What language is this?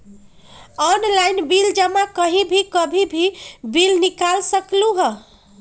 Magahi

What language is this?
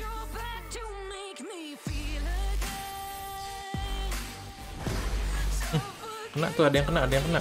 Indonesian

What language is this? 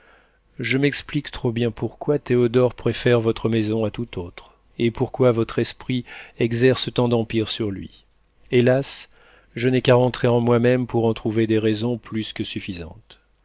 French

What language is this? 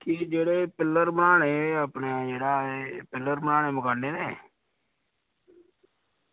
Dogri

